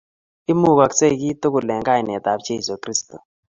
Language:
Kalenjin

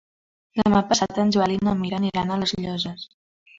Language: Catalan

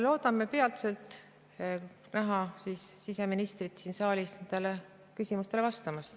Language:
Estonian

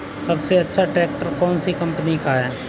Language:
Hindi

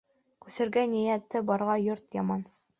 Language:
Bashkir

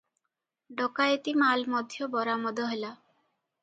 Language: Odia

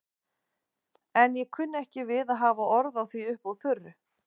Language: Icelandic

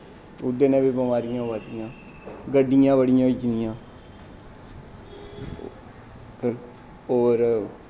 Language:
Dogri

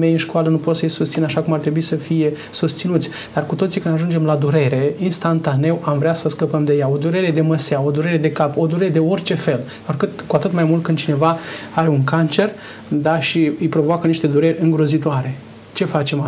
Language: Romanian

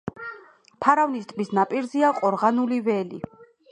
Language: Georgian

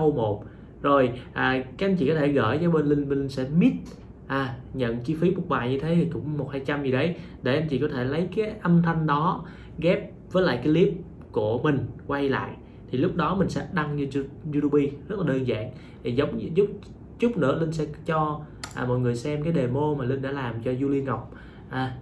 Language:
Vietnamese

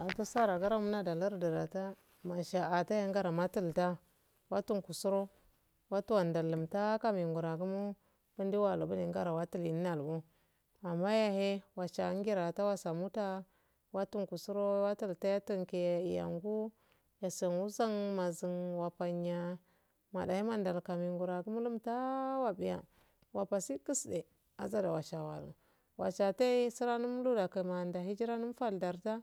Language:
Afade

